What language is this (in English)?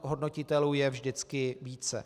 Czech